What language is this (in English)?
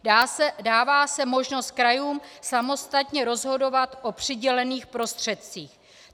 Czech